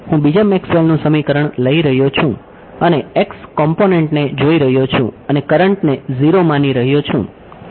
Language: Gujarati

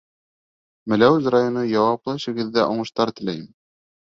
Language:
Bashkir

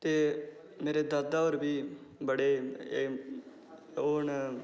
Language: Dogri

